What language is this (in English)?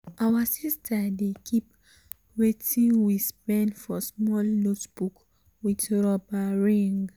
Nigerian Pidgin